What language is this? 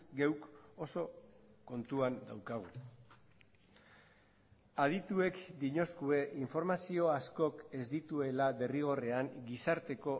Basque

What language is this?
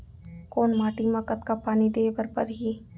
Chhattisgarhi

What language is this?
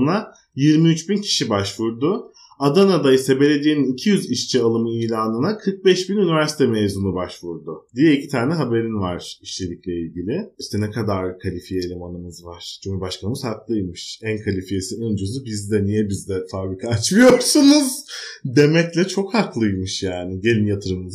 Turkish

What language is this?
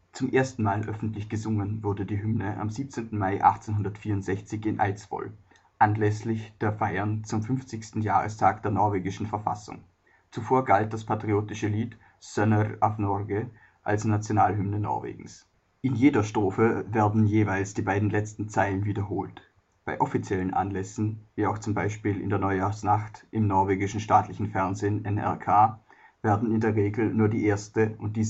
German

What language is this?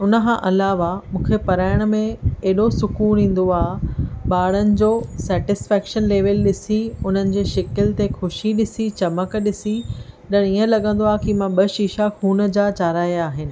Sindhi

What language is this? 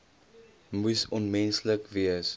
Afrikaans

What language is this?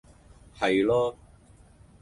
Cantonese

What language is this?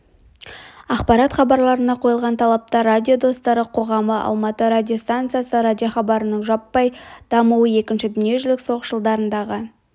Kazakh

